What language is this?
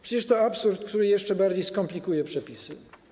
Polish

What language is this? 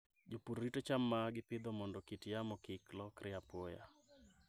Luo (Kenya and Tanzania)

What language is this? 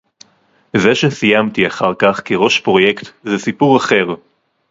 Hebrew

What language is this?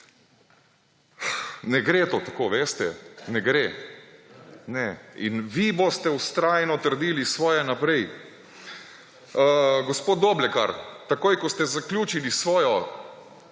Slovenian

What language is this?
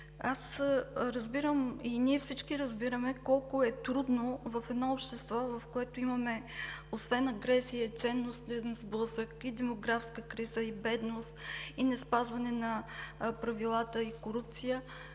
Bulgarian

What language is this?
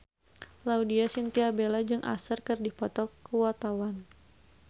Sundanese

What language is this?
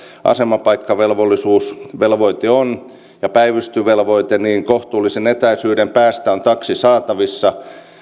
Finnish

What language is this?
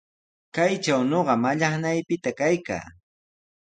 Sihuas Ancash Quechua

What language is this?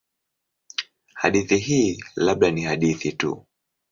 Swahili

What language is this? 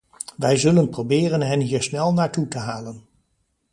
Dutch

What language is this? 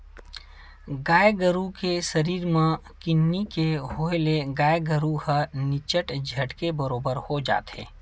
Chhattisgarhi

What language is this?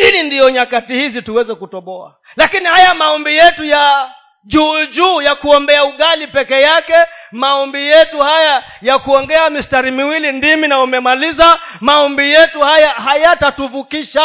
Swahili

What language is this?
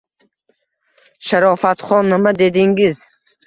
Uzbek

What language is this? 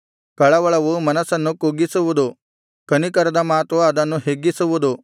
Kannada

